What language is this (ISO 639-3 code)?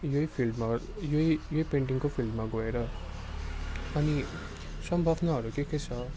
nep